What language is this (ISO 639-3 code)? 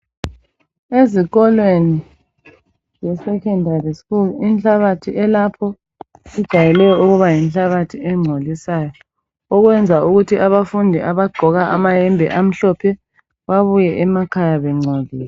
nde